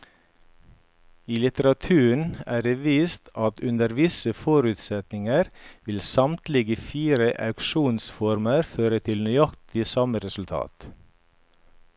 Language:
Norwegian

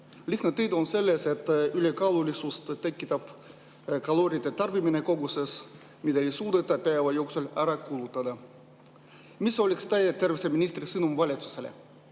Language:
Estonian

